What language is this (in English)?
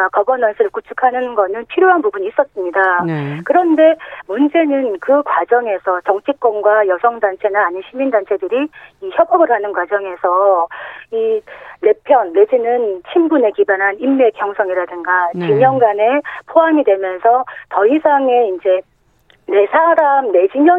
Korean